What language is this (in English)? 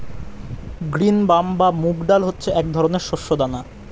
Bangla